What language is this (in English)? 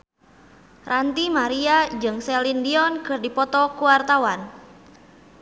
Sundanese